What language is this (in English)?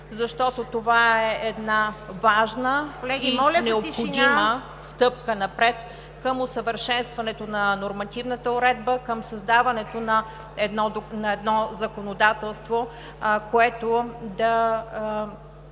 Bulgarian